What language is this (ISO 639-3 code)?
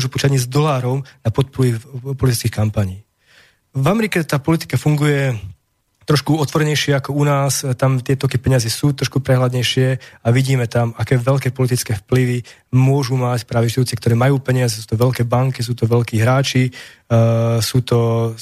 slk